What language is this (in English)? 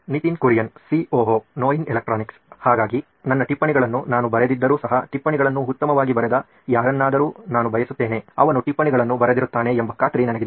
Kannada